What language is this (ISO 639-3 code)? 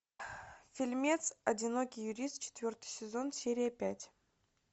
rus